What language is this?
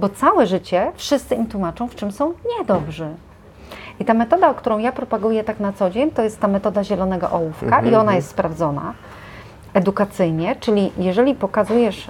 Polish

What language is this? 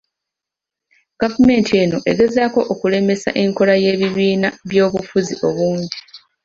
Ganda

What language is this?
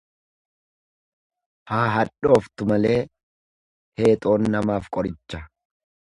Oromo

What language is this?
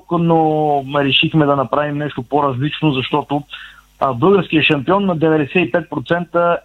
Bulgarian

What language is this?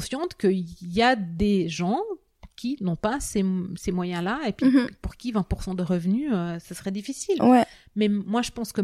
French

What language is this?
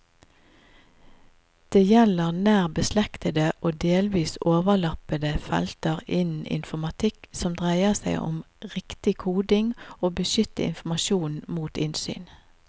Norwegian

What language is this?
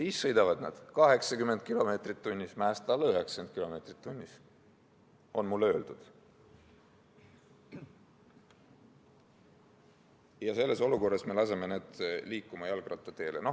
Estonian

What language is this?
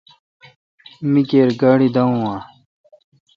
Kalkoti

